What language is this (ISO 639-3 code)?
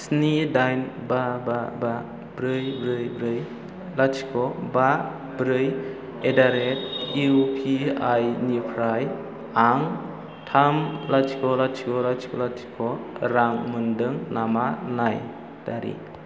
brx